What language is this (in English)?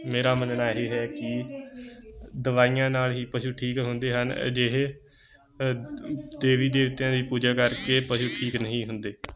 Punjabi